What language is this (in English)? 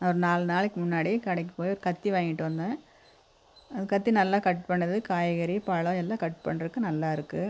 Tamil